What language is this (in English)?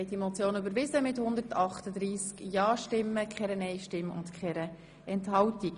Swiss German